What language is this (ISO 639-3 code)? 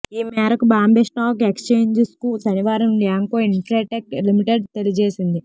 tel